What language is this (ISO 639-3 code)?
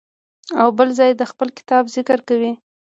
pus